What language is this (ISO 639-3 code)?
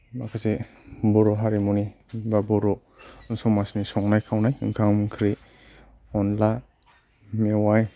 brx